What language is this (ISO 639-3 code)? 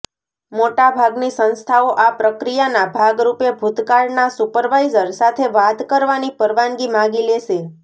guj